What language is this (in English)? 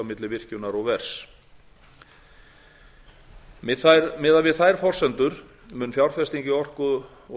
Icelandic